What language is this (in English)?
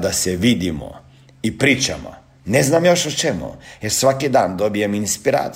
Croatian